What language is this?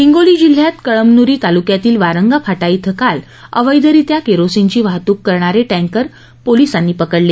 Marathi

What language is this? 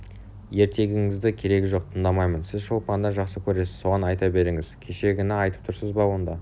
Kazakh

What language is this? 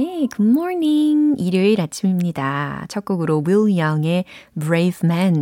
Korean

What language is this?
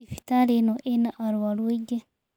Kikuyu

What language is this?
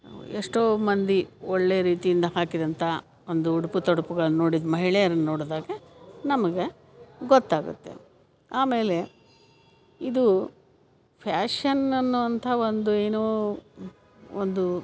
Kannada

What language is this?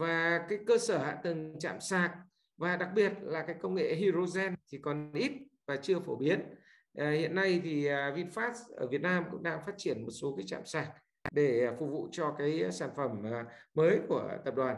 Vietnamese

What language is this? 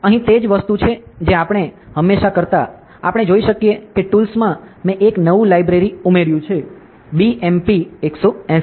Gujarati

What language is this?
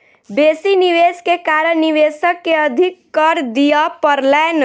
Maithili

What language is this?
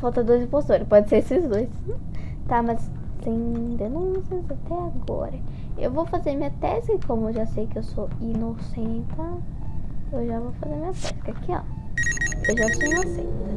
Portuguese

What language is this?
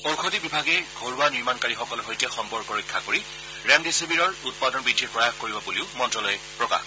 Assamese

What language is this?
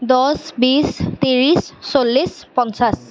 Assamese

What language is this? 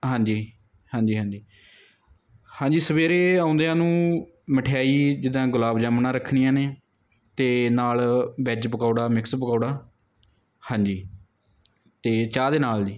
Punjabi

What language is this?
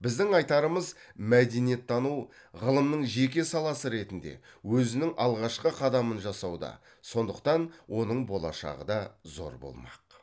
Kazakh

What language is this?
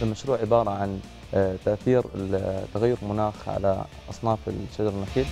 Arabic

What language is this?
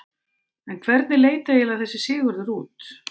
Icelandic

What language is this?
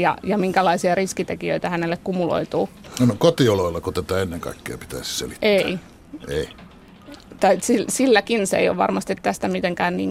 Finnish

